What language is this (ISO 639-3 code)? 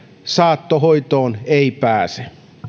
fin